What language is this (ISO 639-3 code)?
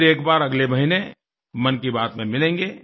hin